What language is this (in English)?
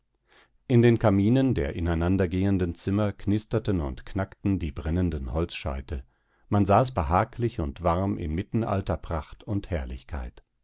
German